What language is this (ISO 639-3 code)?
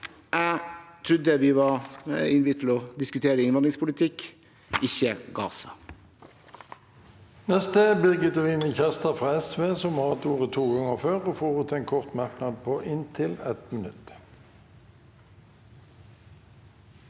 nor